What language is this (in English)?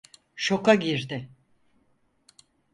Turkish